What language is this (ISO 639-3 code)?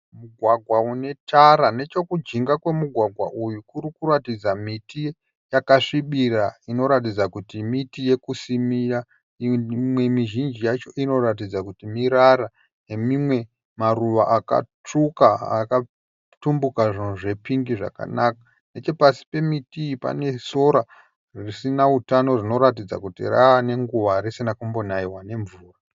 sna